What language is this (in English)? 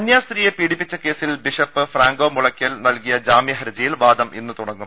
Malayalam